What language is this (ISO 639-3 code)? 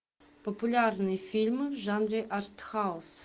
rus